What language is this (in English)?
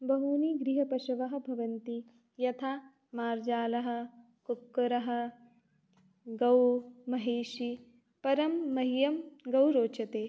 Sanskrit